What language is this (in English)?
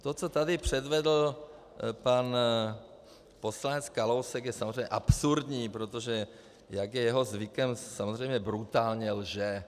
Czech